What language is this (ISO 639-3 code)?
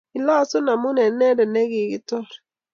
kln